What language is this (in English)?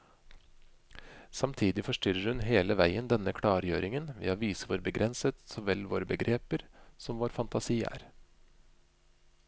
Norwegian